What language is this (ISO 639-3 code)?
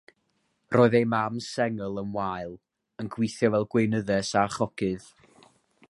cym